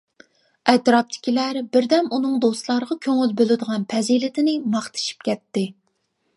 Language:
Uyghur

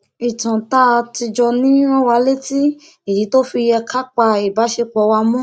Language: Yoruba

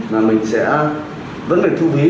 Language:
Vietnamese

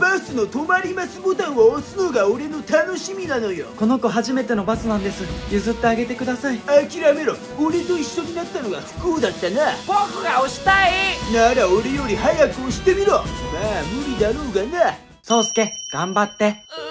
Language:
Japanese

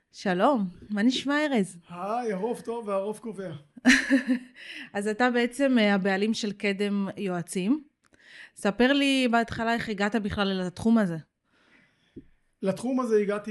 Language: Hebrew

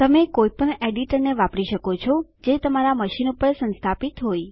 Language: Gujarati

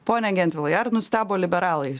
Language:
Lithuanian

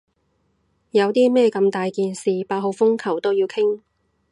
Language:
Cantonese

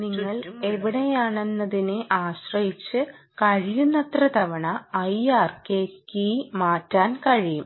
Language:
Malayalam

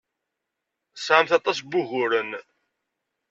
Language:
Kabyle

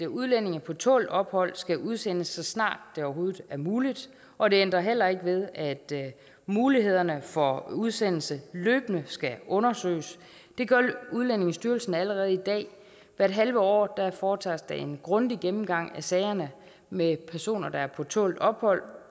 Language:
Danish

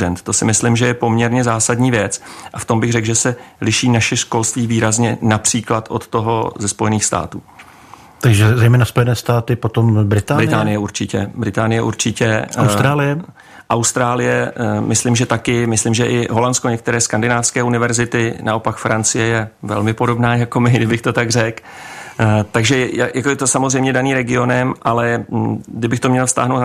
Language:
Czech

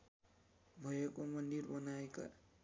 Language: Nepali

